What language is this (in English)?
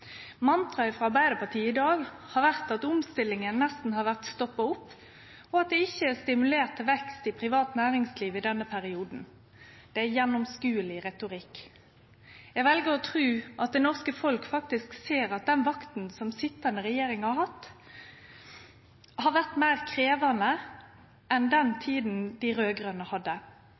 Norwegian Nynorsk